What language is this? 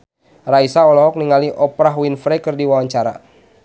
Sundanese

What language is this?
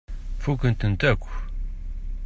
Kabyle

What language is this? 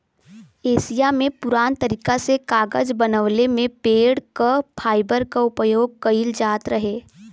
Bhojpuri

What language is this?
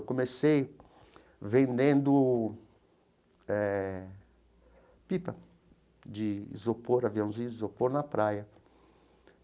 Portuguese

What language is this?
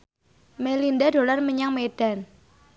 Javanese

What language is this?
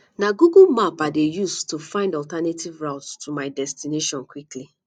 Nigerian Pidgin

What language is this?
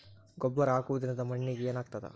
Kannada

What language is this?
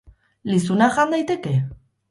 Basque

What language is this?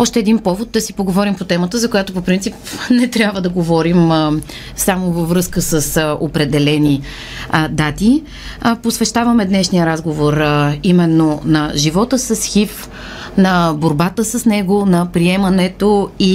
Bulgarian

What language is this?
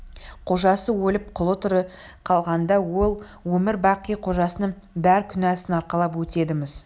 Kazakh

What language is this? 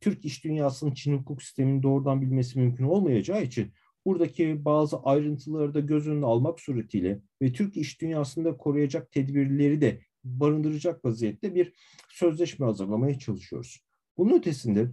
Turkish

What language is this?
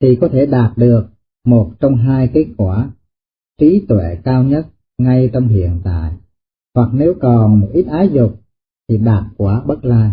Vietnamese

